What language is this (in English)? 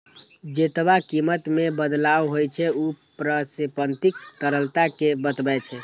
Maithili